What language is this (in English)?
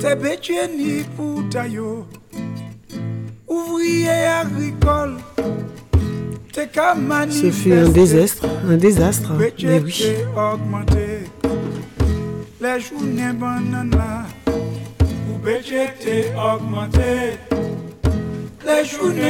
French